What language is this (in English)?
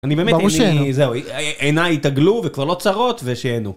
Hebrew